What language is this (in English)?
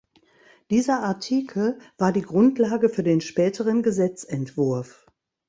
German